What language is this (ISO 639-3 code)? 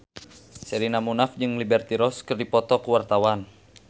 sun